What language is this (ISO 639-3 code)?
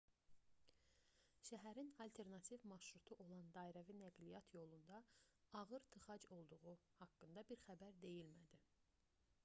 aze